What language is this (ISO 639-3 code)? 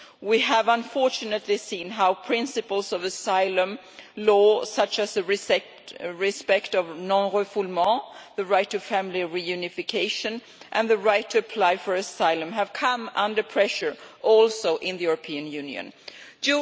eng